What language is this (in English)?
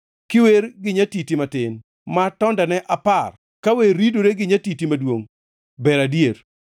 Luo (Kenya and Tanzania)